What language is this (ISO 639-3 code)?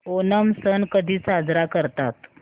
mar